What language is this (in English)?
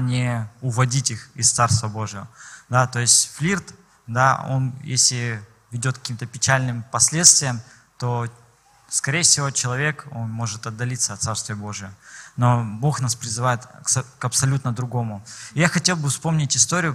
Russian